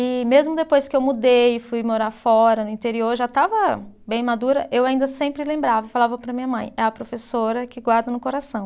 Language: Portuguese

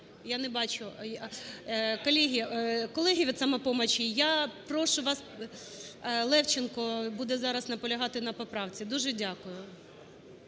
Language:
Ukrainian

